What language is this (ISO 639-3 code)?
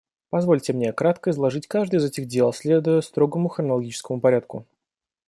rus